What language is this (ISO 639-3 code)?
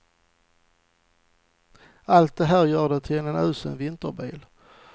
swe